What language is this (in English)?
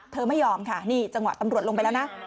Thai